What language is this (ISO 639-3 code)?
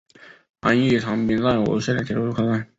zho